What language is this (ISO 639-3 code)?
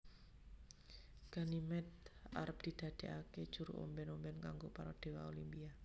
jav